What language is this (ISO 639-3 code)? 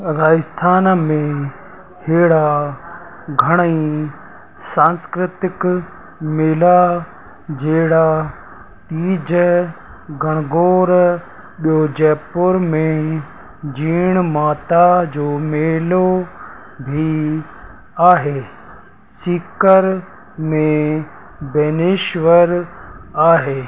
snd